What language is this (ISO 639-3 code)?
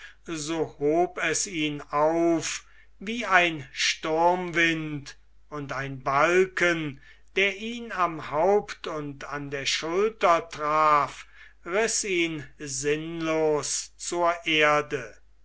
deu